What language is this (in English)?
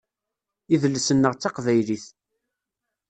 Kabyle